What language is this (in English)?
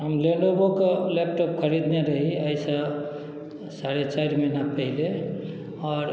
Maithili